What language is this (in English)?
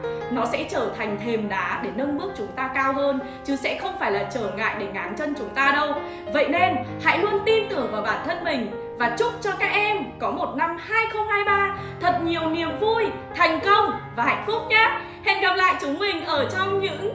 Vietnamese